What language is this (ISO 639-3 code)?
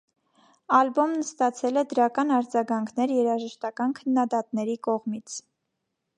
hye